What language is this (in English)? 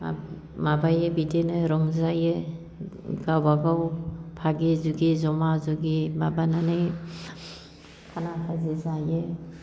Bodo